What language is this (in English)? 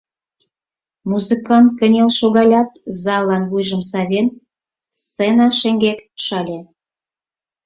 Mari